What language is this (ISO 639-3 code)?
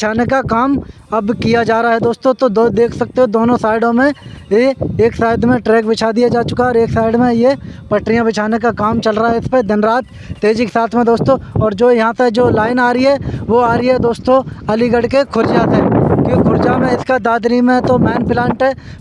hin